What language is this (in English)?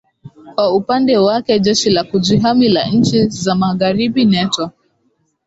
Swahili